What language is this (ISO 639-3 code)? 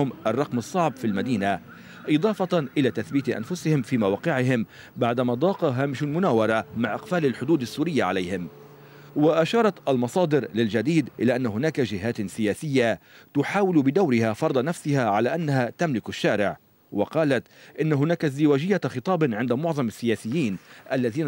ara